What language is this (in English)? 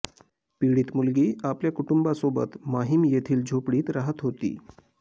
Marathi